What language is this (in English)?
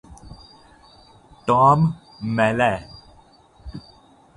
Urdu